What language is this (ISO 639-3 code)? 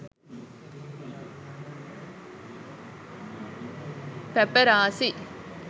sin